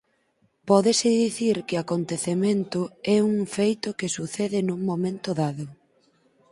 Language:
Galician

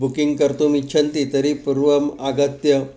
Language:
Sanskrit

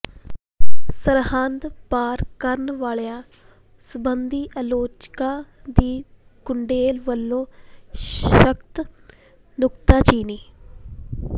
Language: Punjabi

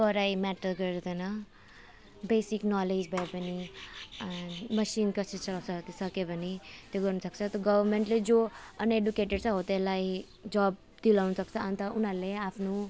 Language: Nepali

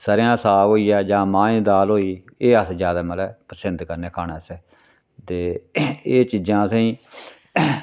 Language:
Dogri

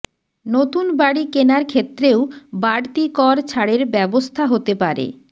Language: Bangla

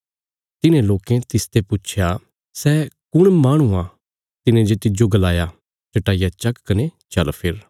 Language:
Bilaspuri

